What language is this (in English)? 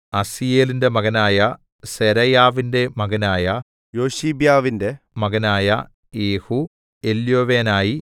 Malayalam